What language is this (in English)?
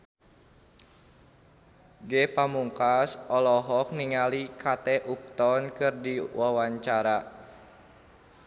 Sundanese